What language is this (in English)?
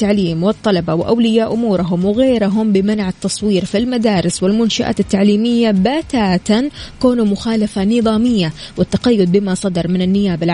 Arabic